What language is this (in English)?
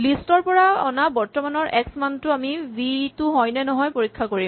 Assamese